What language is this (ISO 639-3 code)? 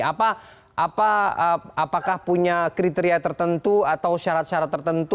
ind